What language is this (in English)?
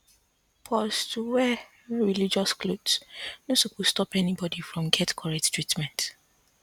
Nigerian Pidgin